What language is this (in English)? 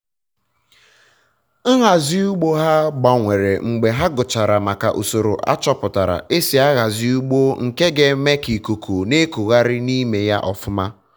Igbo